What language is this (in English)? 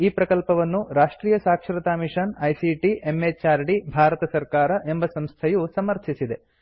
Kannada